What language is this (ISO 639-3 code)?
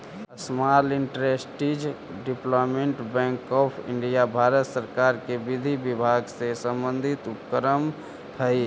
mag